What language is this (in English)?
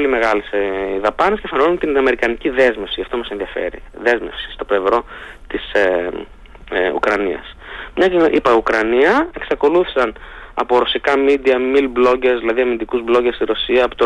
Greek